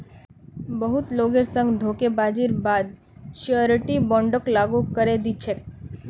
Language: Magahi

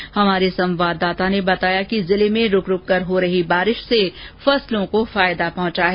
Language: Hindi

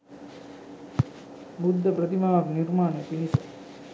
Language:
Sinhala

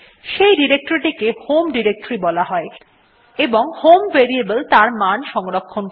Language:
Bangla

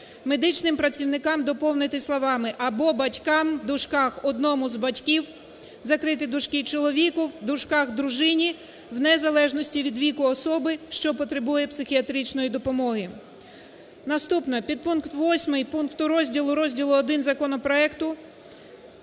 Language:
Ukrainian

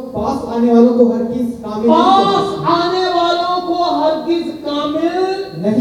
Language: Urdu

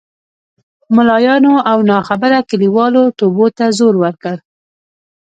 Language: Pashto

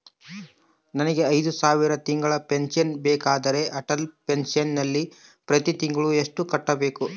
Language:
Kannada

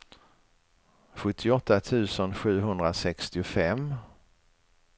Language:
Swedish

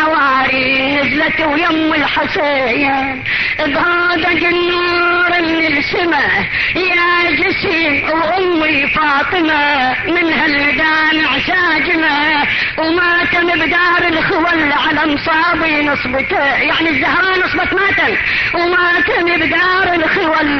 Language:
Arabic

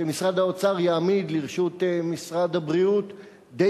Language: Hebrew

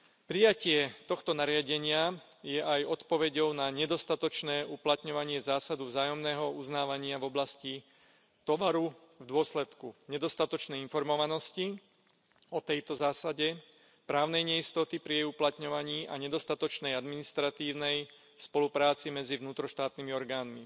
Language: Slovak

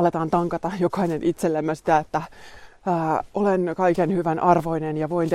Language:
Finnish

